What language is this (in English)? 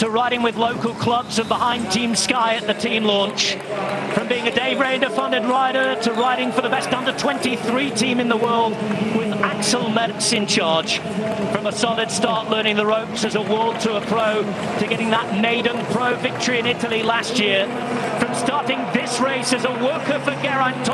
Dutch